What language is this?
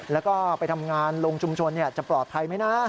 Thai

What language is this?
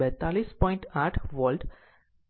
Gujarati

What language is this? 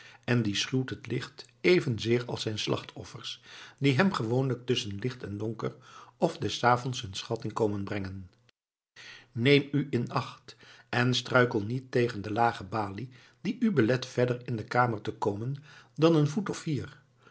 Dutch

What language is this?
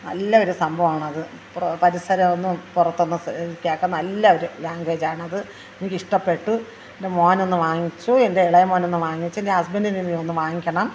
Malayalam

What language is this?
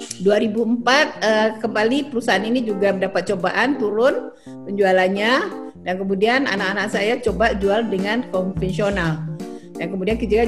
Indonesian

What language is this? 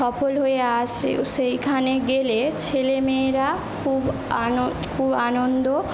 Bangla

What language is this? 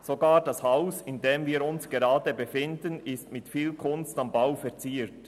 Swiss German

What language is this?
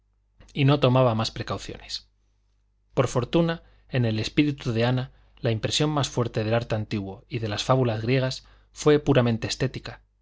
Spanish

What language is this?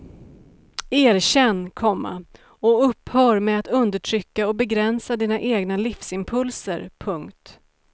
Swedish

